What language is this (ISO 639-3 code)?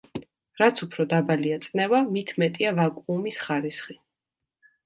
kat